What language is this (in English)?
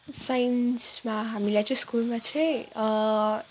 Nepali